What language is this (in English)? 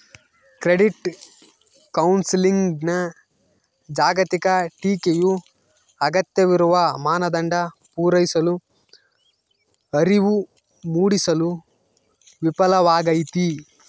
Kannada